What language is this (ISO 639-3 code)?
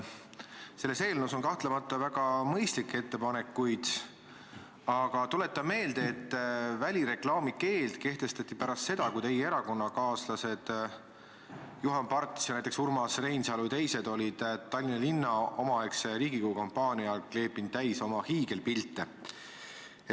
est